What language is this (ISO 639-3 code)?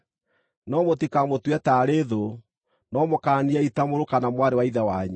kik